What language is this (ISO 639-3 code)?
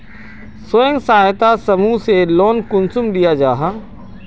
mag